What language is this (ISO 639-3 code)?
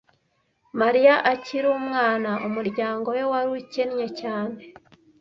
kin